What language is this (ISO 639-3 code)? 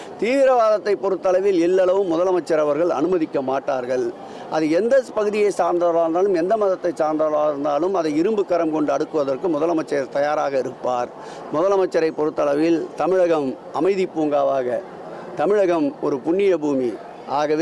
tam